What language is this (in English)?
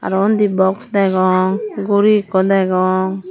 Chakma